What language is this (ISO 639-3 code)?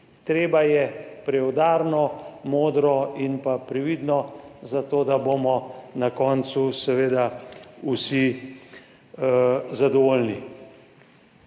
slv